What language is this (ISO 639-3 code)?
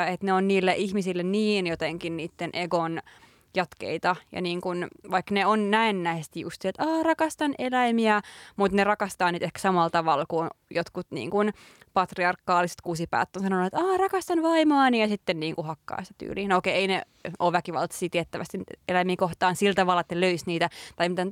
fin